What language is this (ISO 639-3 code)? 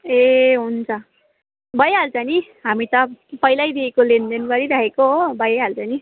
nep